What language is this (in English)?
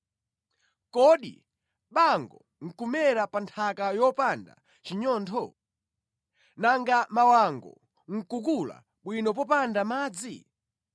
Nyanja